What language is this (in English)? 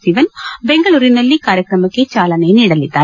Kannada